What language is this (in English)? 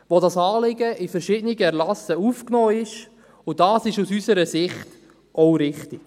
Swiss German